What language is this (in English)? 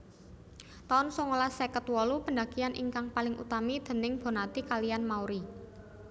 Javanese